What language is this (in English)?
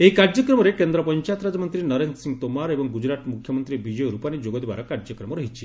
Odia